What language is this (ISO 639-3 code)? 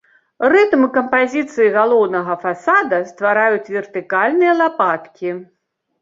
bel